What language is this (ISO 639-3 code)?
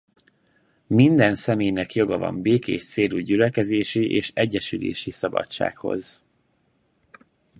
hun